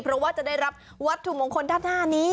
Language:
Thai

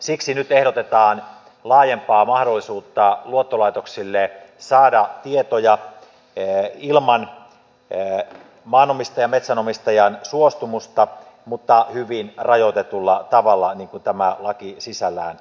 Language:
Finnish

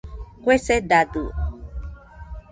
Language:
Nüpode Huitoto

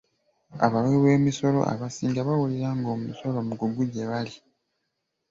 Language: Ganda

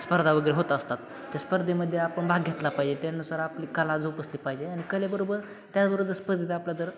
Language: Marathi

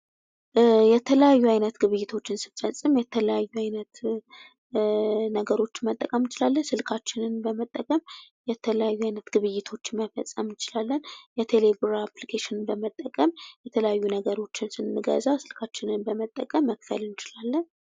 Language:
Amharic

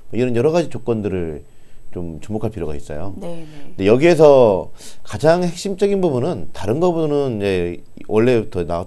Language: Korean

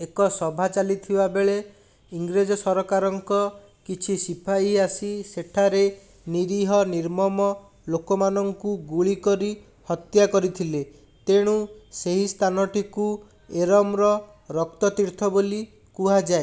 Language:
Odia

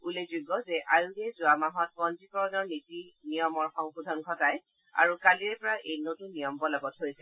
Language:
Assamese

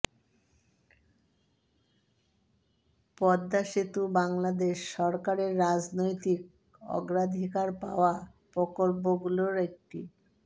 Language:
Bangla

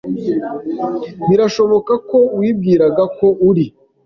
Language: Kinyarwanda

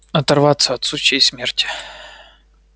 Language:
Russian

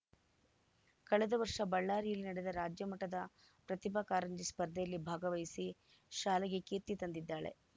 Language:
Kannada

